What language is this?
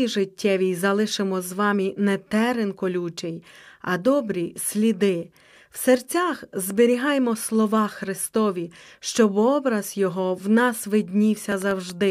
Ukrainian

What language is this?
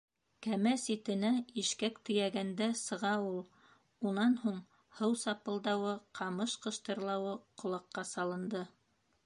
Bashkir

